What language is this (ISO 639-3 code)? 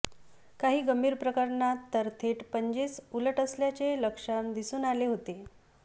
mar